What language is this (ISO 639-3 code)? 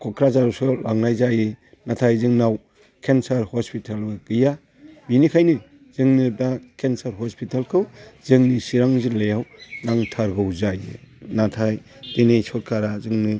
brx